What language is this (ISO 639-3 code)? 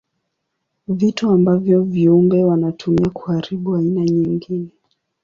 swa